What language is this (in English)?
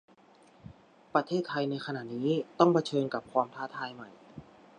Thai